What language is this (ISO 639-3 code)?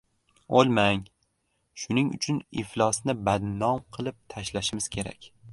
uzb